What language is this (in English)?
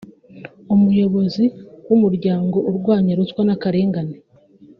Kinyarwanda